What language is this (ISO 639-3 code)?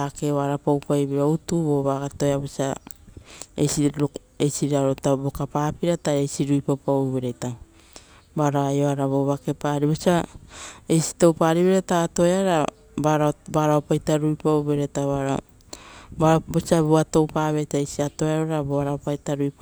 roo